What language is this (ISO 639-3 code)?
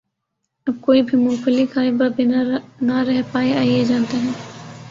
urd